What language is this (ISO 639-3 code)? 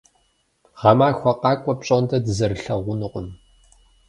kbd